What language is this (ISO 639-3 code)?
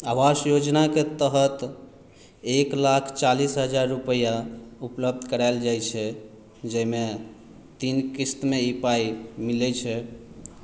mai